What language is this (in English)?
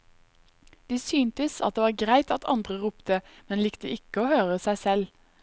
Norwegian